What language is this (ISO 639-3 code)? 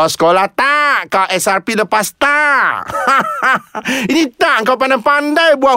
msa